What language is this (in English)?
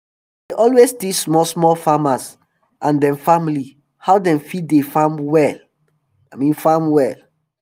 Nigerian Pidgin